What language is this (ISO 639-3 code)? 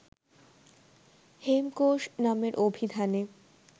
ben